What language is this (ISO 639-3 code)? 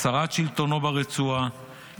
heb